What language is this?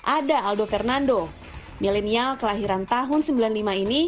Indonesian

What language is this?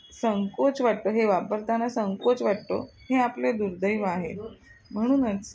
Marathi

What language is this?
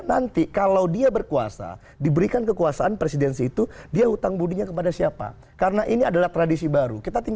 Indonesian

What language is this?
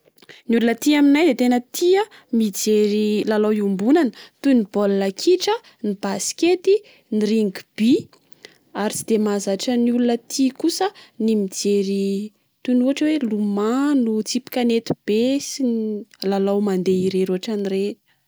Malagasy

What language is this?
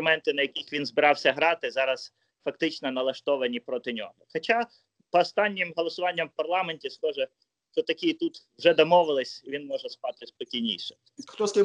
Ukrainian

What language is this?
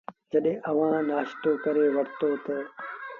Sindhi Bhil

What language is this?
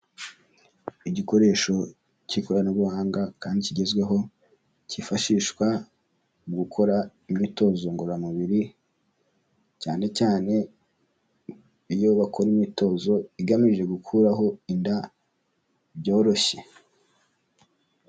Kinyarwanda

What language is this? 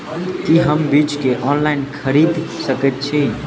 Maithili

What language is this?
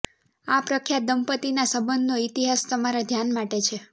Gujarati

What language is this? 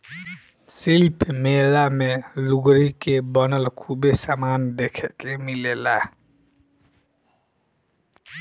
Bhojpuri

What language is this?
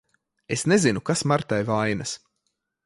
Latvian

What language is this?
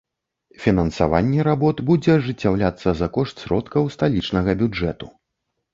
Belarusian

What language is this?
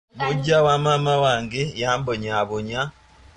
Ganda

